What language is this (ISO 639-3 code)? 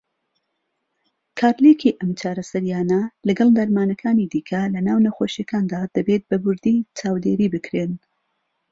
ckb